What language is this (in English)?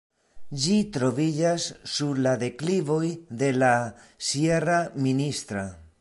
Esperanto